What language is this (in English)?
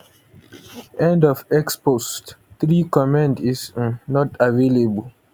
Nigerian Pidgin